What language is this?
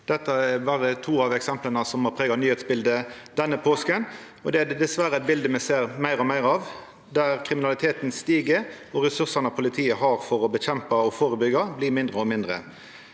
Norwegian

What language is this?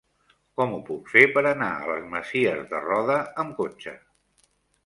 Catalan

